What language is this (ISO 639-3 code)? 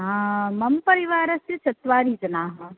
san